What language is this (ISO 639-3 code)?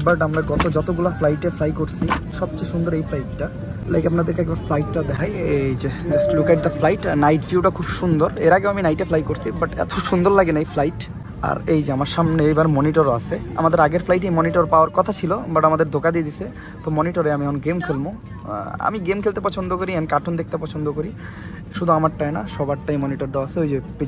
ben